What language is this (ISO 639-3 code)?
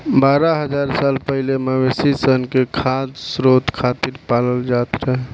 bho